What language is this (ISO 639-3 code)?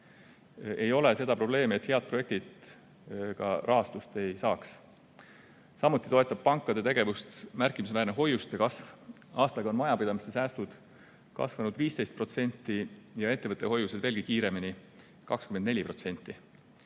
est